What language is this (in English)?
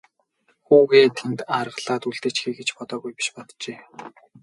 Mongolian